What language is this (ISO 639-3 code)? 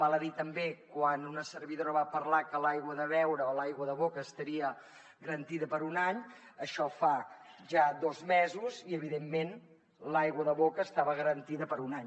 cat